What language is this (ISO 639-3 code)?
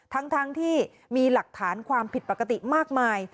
tha